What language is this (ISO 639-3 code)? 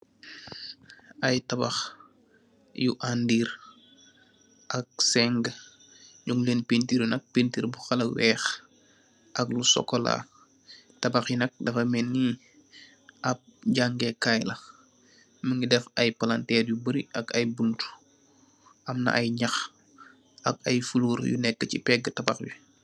wol